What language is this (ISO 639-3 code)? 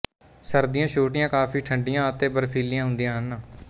pan